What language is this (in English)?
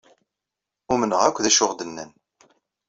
Kabyle